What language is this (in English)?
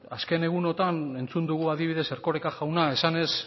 Basque